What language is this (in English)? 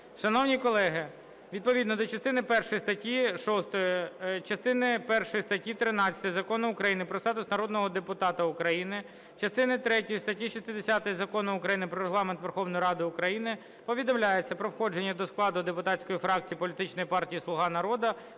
Ukrainian